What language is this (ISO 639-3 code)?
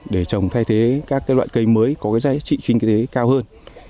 vie